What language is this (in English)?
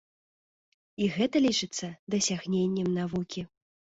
Belarusian